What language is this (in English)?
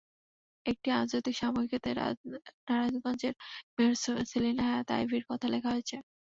Bangla